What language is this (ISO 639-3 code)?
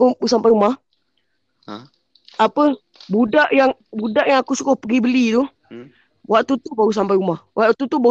msa